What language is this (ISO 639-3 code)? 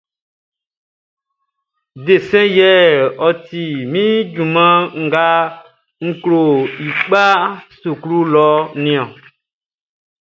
bci